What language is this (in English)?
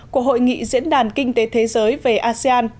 Vietnamese